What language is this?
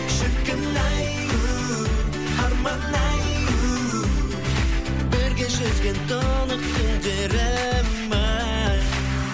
Kazakh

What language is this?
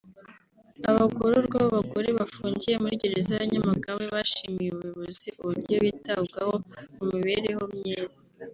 Kinyarwanda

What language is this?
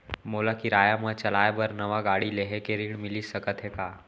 Chhattisgarhi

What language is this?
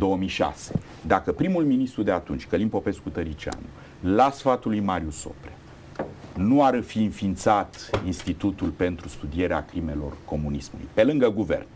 Romanian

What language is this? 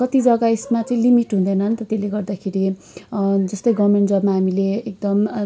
Nepali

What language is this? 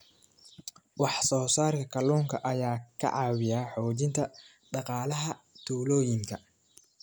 Somali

